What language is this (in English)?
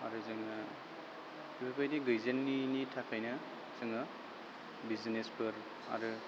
Bodo